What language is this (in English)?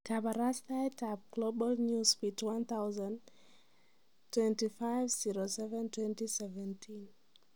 Kalenjin